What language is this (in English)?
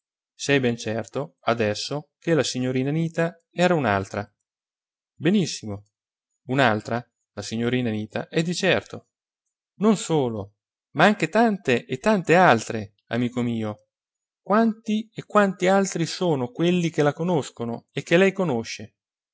Italian